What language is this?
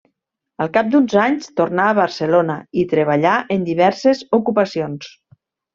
Catalan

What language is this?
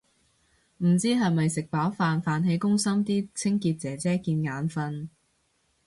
Cantonese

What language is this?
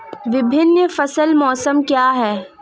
Hindi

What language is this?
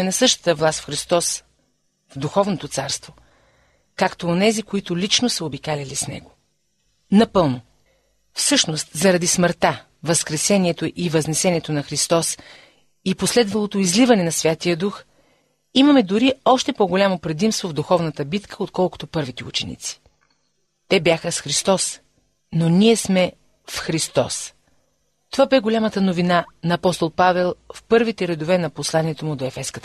Bulgarian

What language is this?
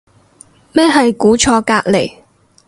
Cantonese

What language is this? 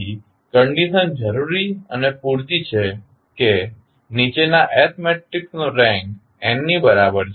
Gujarati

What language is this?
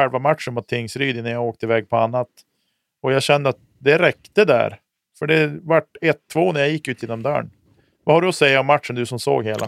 Swedish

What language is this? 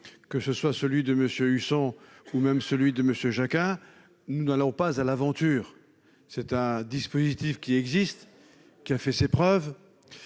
French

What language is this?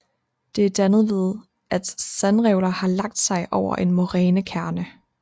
Danish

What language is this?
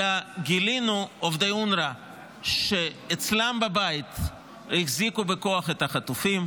Hebrew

